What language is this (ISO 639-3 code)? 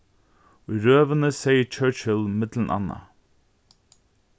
fao